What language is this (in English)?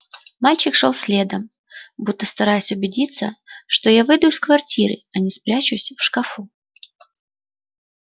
Russian